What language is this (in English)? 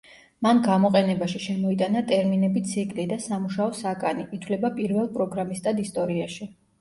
Georgian